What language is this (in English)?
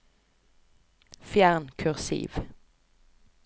Norwegian